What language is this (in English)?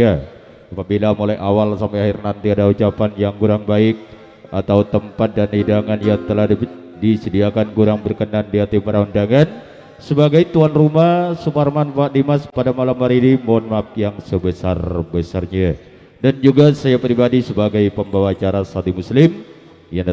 Indonesian